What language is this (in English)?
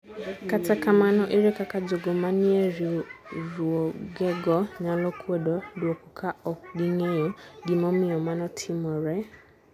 Luo (Kenya and Tanzania)